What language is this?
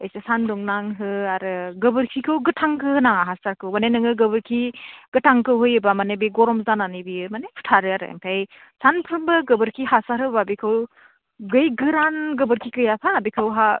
Bodo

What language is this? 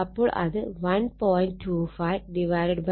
Malayalam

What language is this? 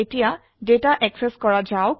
Assamese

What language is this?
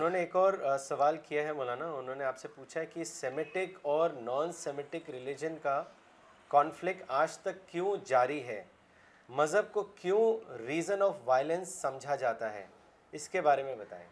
Urdu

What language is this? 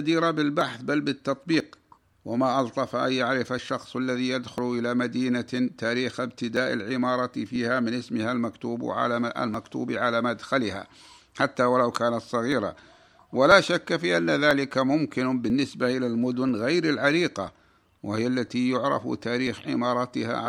Arabic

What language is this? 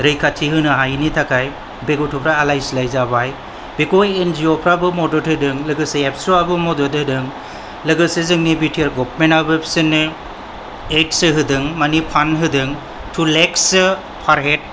Bodo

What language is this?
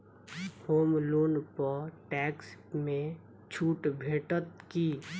Maithili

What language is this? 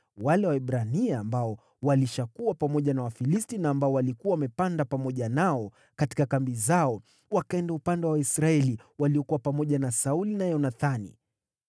Swahili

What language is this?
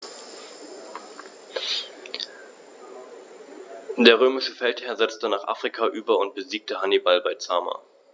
German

